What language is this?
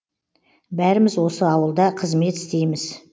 Kazakh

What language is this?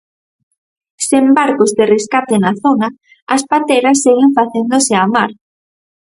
Galician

